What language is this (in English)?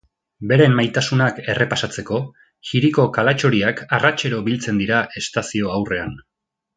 Basque